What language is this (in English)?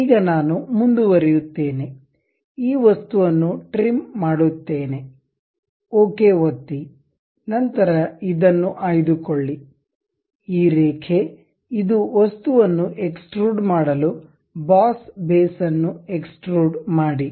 Kannada